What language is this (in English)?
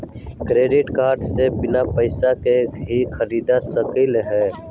Magahi